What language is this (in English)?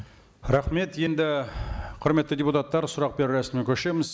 Kazakh